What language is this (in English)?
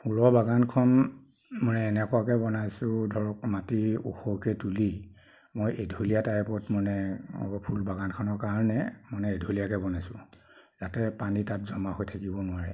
Assamese